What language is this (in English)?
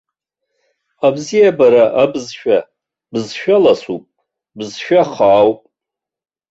Abkhazian